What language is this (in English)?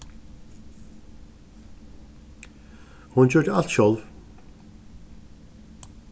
Faroese